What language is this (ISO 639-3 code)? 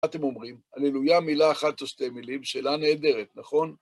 heb